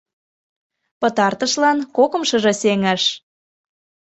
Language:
Mari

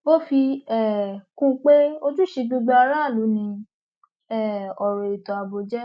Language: Yoruba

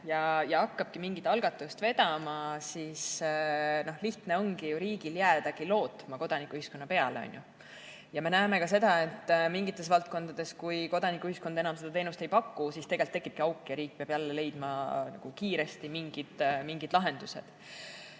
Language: Estonian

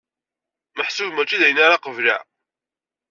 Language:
Kabyle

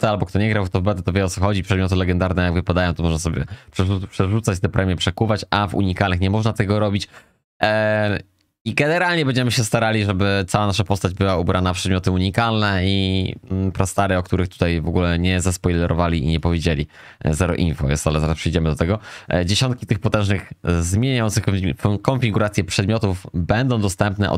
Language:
Polish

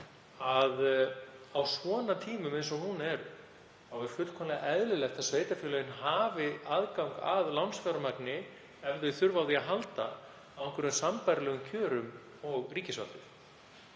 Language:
Icelandic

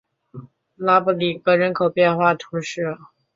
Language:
Chinese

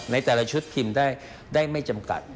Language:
Thai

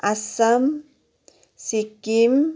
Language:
Nepali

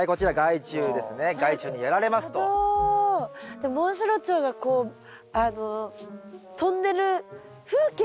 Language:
Japanese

